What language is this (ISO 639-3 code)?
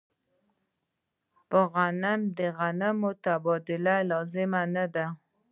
pus